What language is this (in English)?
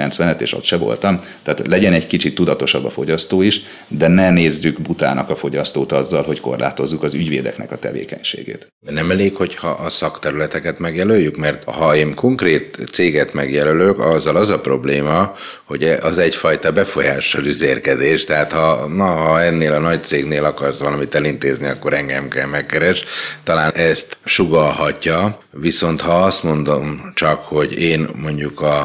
Hungarian